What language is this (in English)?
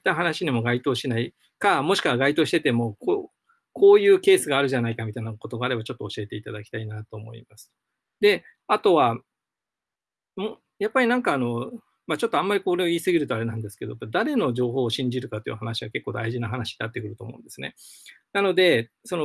Japanese